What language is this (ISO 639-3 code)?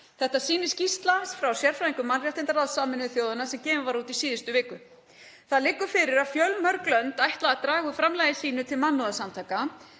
isl